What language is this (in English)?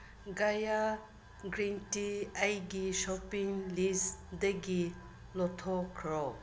Manipuri